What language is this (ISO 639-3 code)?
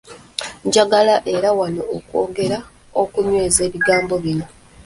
lug